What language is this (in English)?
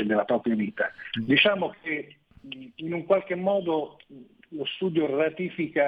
Italian